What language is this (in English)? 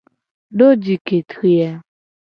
Gen